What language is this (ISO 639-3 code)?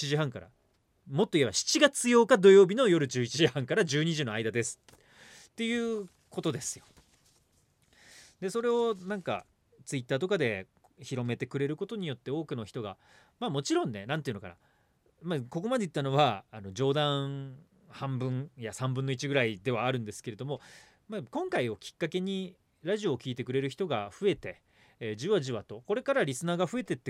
jpn